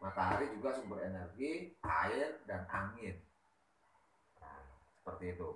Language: Indonesian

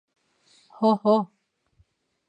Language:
Bashkir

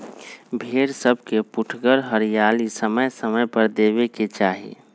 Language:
Magahi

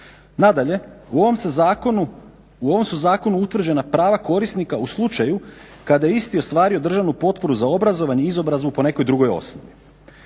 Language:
Croatian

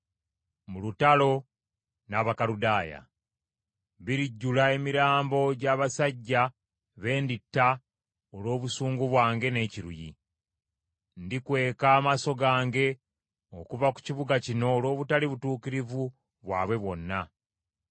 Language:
Ganda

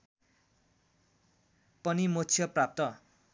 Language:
Nepali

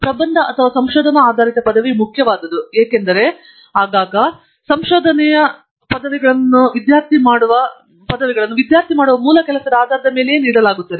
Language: Kannada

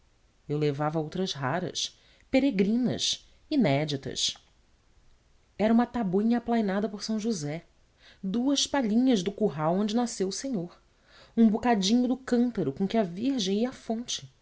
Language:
Portuguese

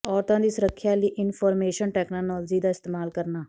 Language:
Punjabi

